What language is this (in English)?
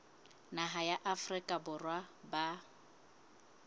Southern Sotho